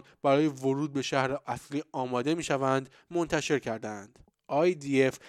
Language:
Persian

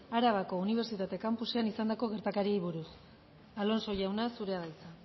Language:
Basque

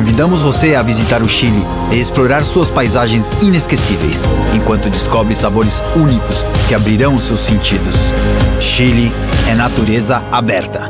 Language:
Portuguese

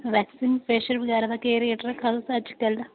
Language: Dogri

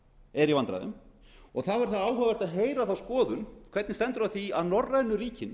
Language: Icelandic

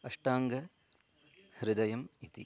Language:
Sanskrit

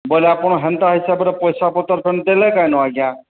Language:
Odia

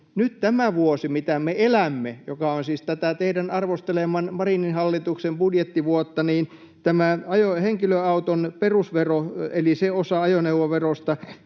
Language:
Finnish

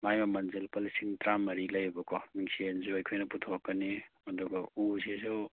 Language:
Manipuri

